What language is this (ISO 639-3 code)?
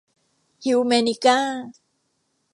tha